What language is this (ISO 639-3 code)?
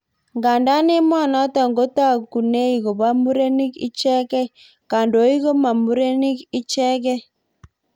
kln